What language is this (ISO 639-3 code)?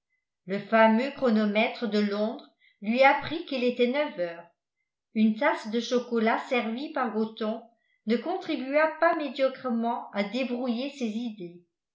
fra